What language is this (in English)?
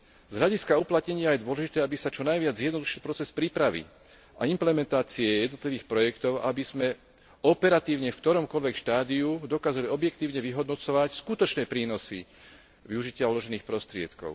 Slovak